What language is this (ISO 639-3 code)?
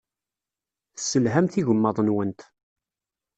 kab